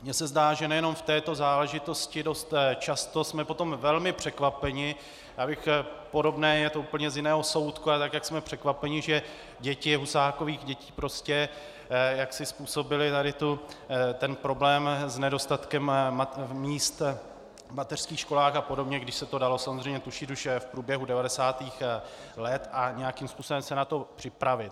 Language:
Czech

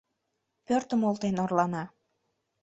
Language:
Mari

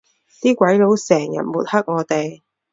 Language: Cantonese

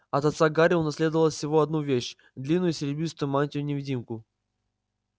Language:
Russian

